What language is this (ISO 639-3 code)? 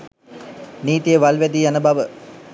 sin